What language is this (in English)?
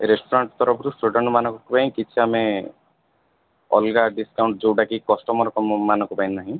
Odia